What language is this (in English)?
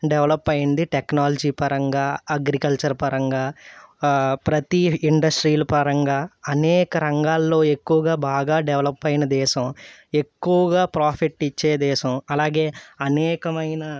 Telugu